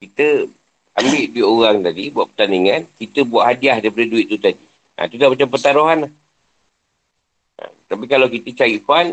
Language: Malay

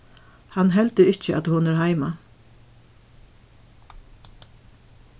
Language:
Faroese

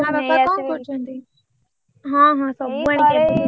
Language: Odia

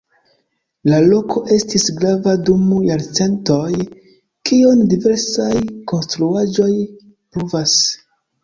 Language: Esperanto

